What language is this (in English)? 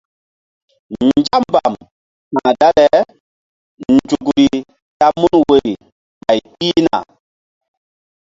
Mbum